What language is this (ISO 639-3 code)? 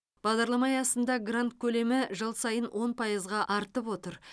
kaz